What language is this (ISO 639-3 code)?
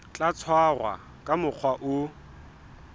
sot